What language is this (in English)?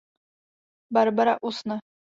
Czech